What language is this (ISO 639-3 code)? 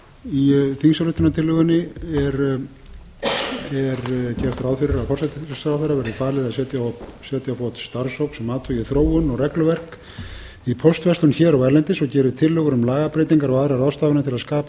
isl